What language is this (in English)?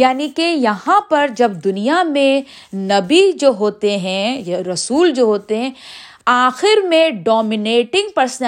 Urdu